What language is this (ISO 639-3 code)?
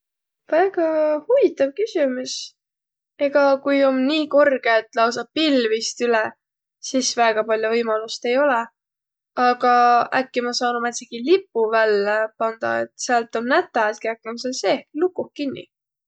vro